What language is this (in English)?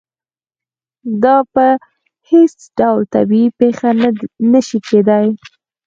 Pashto